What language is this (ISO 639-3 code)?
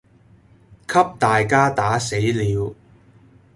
yue